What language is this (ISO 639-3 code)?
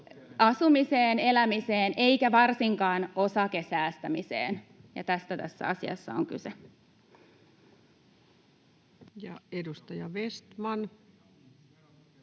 fin